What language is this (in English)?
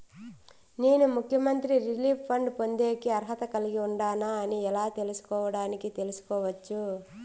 Telugu